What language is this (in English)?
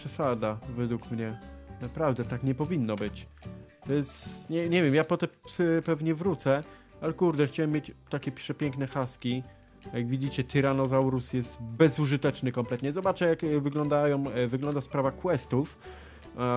Polish